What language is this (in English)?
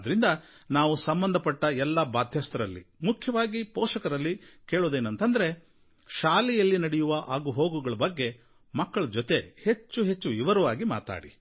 Kannada